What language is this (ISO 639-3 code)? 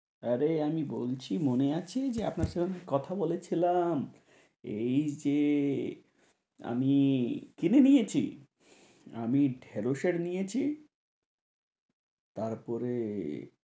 ben